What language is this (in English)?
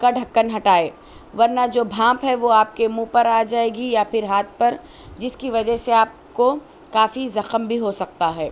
Urdu